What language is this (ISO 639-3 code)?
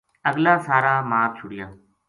gju